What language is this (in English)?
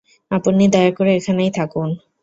Bangla